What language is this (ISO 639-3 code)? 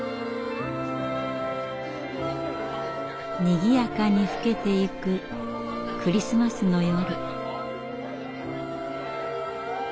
jpn